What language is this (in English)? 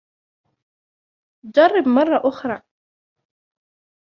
Arabic